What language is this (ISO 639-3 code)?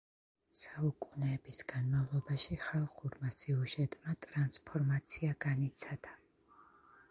kat